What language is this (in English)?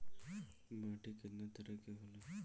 Bhojpuri